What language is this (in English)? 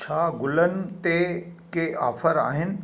Sindhi